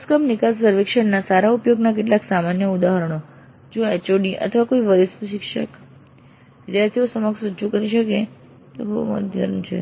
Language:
Gujarati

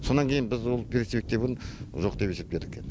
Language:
Kazakh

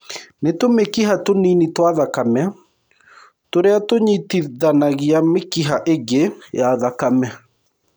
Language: Kikuyu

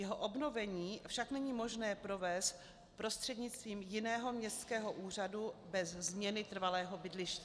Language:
Czech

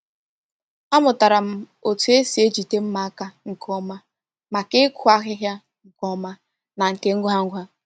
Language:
Igbo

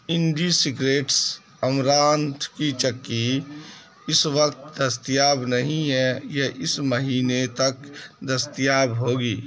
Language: Urdu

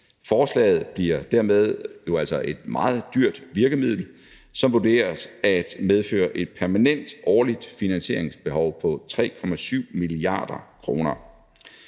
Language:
Danish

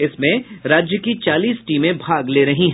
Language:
Hindi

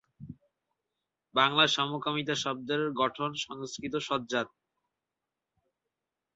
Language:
Bangla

